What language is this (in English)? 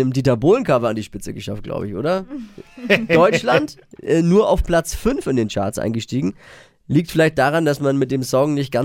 German